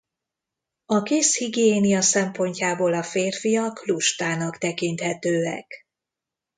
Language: Hungarian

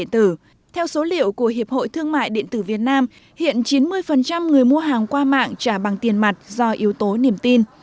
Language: Vietnamese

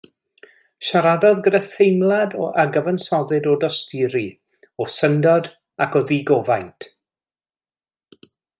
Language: Welsh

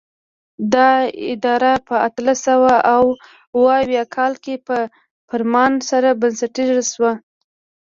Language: Pashto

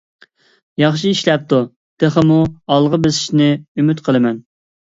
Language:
Uyghur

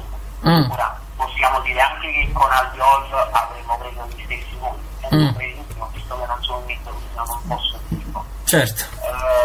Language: Italian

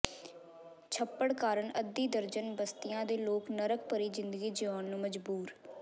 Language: Punjabi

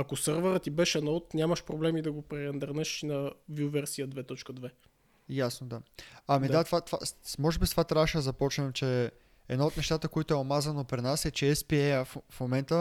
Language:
Bulgarian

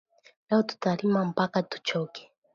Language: Swahili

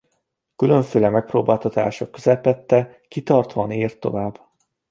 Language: Hungarian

